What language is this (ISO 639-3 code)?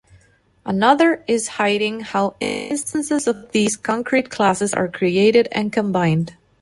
eng